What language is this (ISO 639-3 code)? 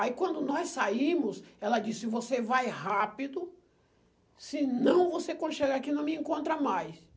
por